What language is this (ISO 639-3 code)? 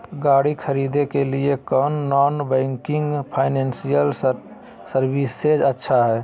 mag